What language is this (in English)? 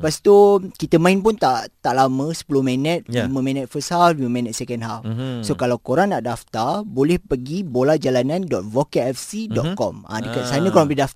Malay